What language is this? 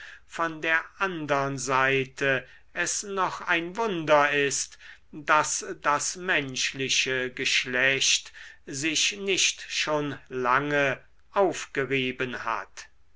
German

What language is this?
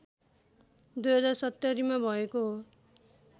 Nepali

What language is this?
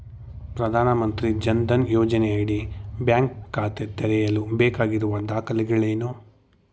Kannada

